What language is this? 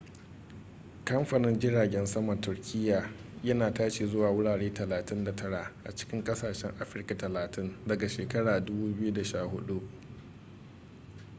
Hausa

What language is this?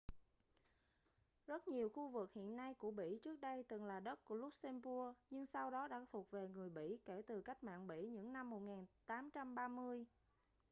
Vietnamese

